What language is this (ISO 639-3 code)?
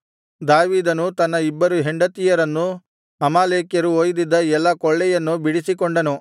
kan